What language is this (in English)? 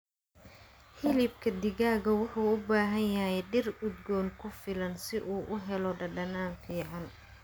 Somali